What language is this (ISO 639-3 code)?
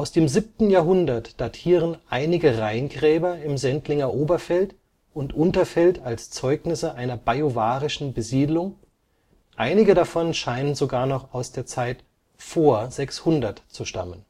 deu